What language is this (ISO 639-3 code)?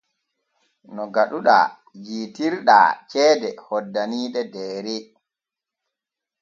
fue